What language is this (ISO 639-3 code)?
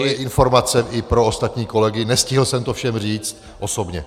ces